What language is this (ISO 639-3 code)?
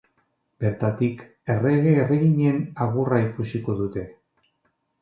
eus